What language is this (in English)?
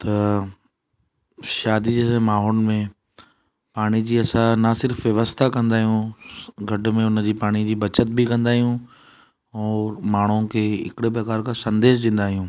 Sindhi